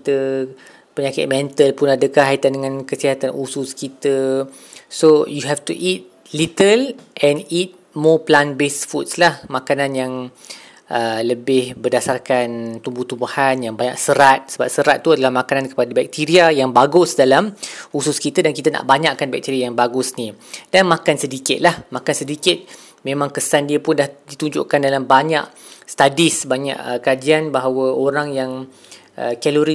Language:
Malay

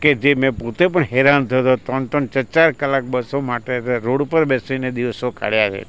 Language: Gujarati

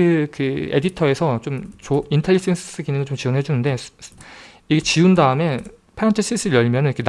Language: Korean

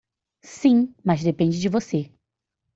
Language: Portuguese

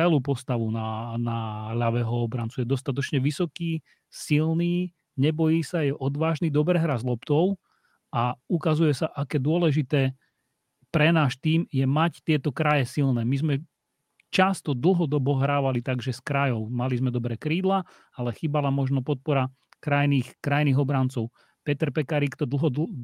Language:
Slovak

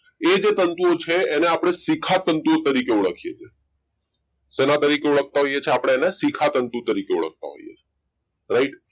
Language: Gujarati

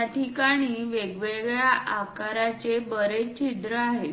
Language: Marathi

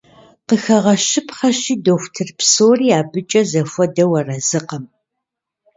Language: Kabardian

